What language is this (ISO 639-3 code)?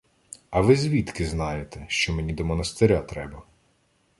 ukr